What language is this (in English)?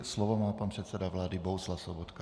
Czech